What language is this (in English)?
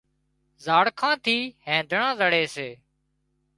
Wadiyara Koli